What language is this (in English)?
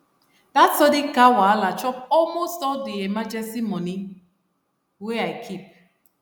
Nigerian Pidgin